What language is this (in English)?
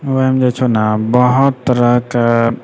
Maithili